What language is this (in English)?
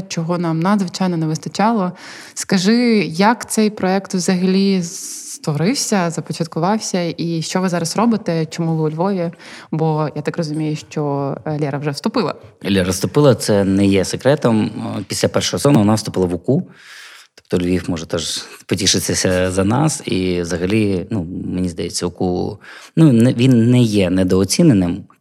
Ukrainian